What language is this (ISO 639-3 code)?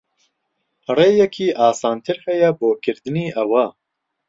ckb